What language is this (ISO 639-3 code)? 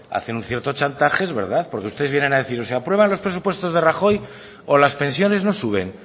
spa